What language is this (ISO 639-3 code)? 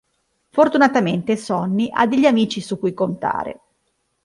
ita